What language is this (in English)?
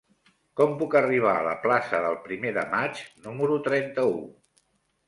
Catalan